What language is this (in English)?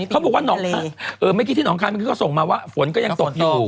Thai